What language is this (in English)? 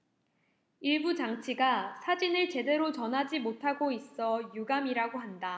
Korean